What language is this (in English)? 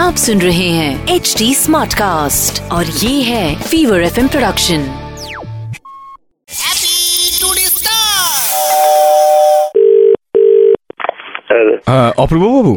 Bangla